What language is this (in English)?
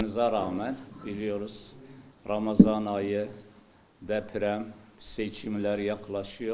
Turkish